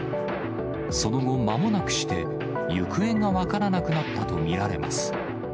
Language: Japanese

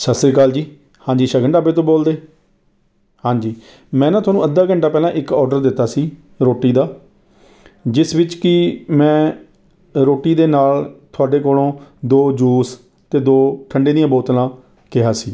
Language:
Punjabi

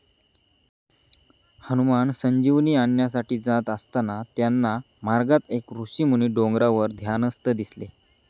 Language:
Marathi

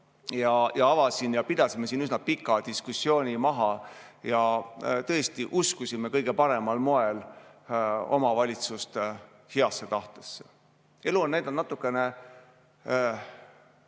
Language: Estonian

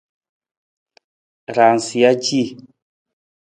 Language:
Nawdm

